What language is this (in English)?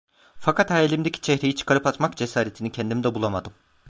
Turkish